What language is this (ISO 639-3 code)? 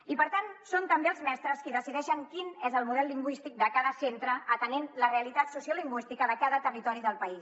cat